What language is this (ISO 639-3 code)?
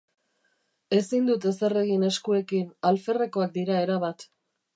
eus